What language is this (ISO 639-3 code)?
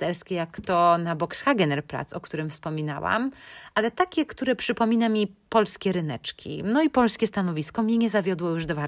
pol